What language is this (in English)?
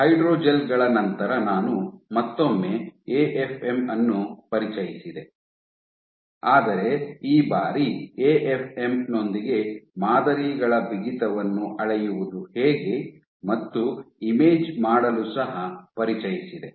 Kannada